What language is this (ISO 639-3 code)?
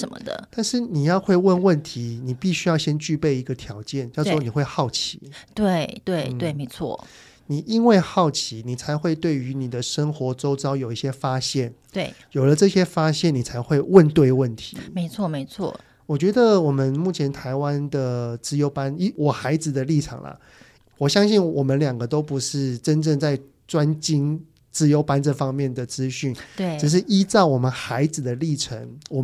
zho